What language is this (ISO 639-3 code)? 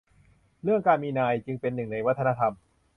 tha